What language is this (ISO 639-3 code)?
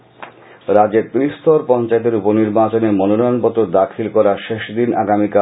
ben